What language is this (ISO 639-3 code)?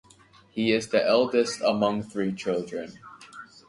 eng